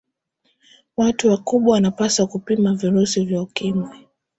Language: Swahili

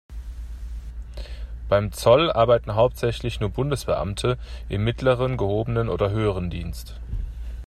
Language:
German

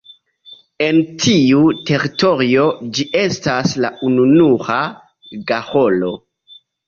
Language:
Esperanto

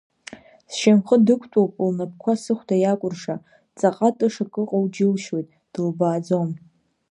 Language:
Abkhazian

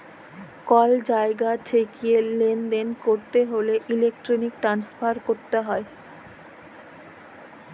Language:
Bangla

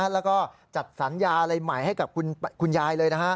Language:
Thai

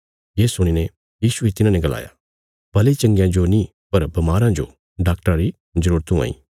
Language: Bilaspuri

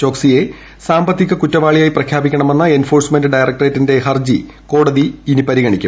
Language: Malayalam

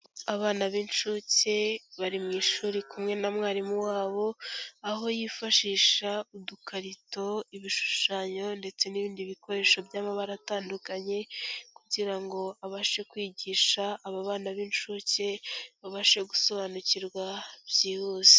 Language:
Kinyarwanda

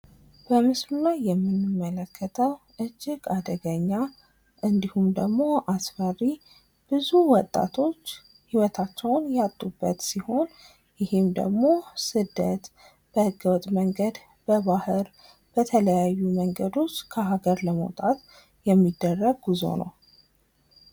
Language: Amharic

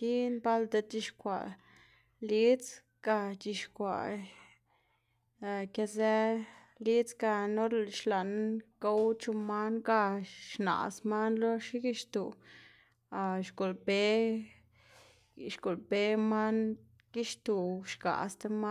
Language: Xanaguía Zapotec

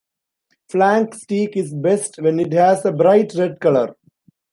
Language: English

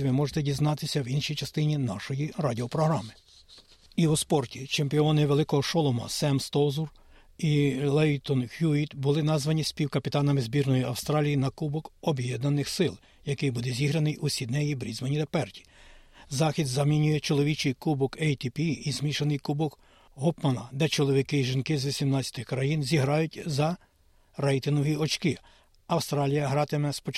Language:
Ukrainian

